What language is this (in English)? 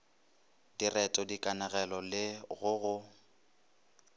Northern Sotho